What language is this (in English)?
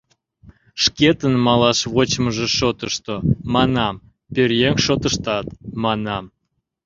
Mari